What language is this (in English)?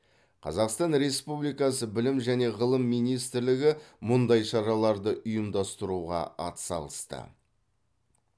Kazakh